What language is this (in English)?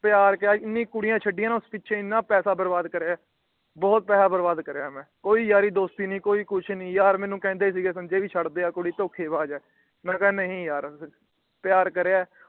Punjabi